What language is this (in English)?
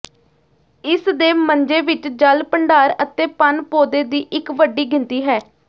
Punjabi